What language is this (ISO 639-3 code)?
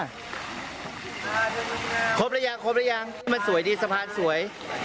tha